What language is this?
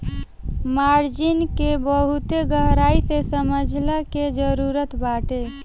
Bhojpuri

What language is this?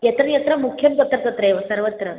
Sanskrit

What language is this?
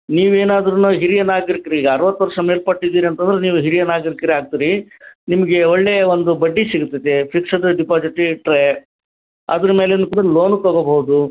Kannada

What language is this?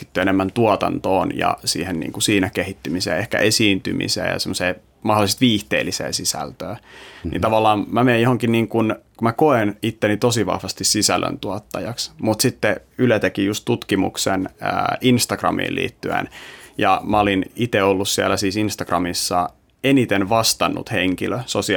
Finnish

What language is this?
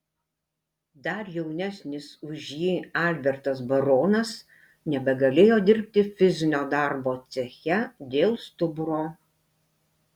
Lithuanian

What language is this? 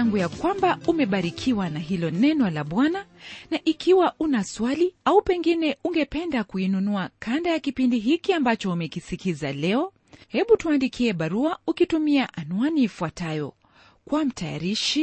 Swahili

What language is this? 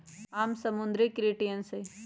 Magahi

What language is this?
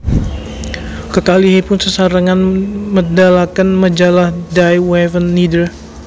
Javanese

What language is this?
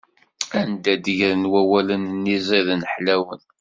Kabyle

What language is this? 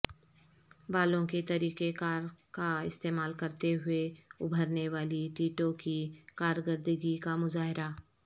Urdu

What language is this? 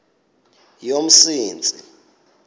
Xhosa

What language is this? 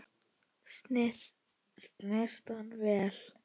Icelandic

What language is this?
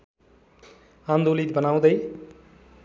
Nepali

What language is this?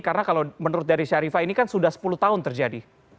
Indonesian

